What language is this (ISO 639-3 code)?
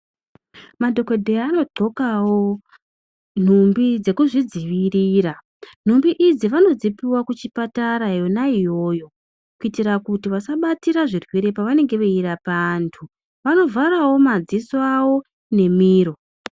ndc